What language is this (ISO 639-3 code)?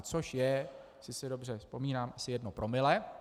ces